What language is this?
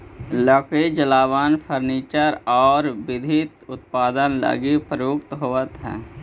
Magahi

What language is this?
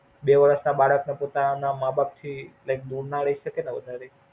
Gujarati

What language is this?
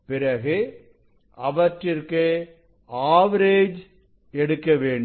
Tamil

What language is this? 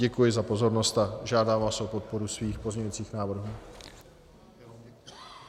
Czech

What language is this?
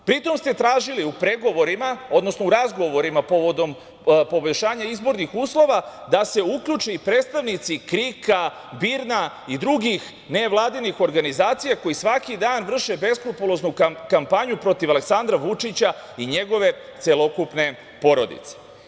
Serbian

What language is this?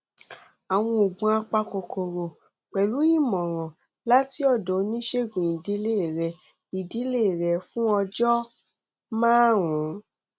Yoruba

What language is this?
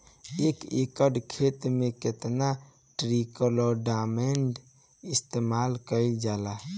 Bhojpuri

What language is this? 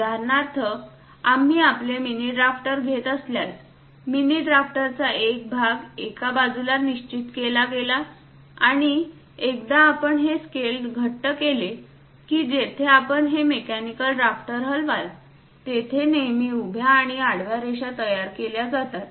Marathi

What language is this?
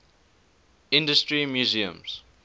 English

